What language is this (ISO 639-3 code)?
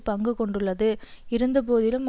tam